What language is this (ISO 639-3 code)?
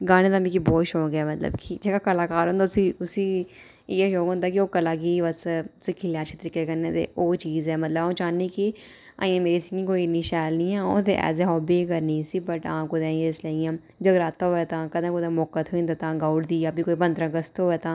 doi